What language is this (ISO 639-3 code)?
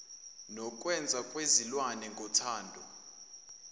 zul